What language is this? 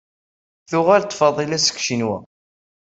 Kabyle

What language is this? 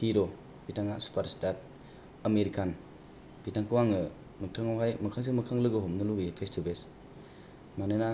Bodo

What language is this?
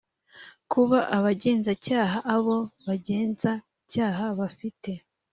Kinyarwanda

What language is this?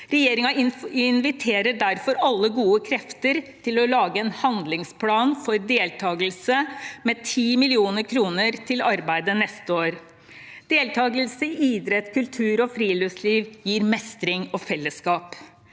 Norwegian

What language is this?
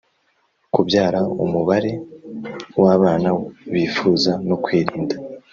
Kinyarwanda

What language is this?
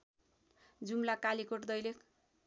Nepali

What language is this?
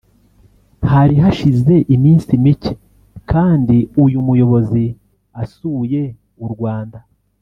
Kinyarwanda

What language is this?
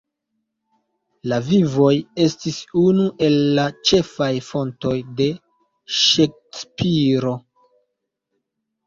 Esperanto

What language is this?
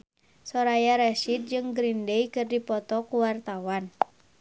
Sundanese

